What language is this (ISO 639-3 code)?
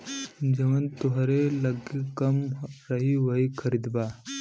bho